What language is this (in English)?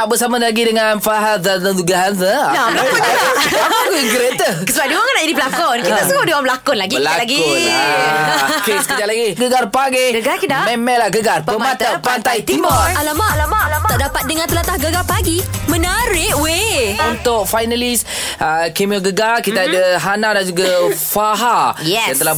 Malay